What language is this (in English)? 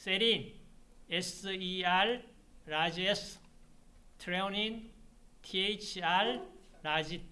Korean